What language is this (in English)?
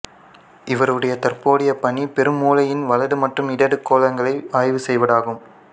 Tamil